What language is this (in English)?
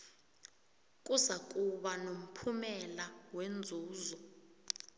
South Ndebele